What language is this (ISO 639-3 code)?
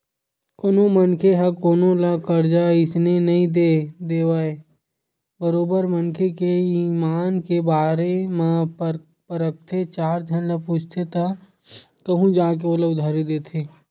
hne